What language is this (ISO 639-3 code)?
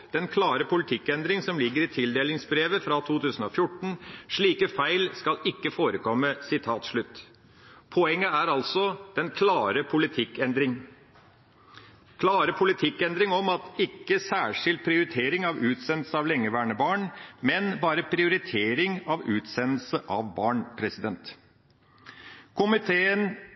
nob